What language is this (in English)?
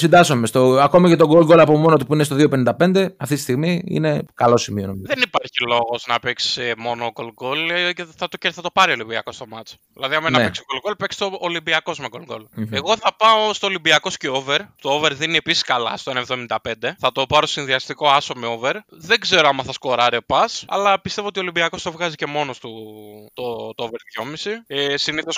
Greek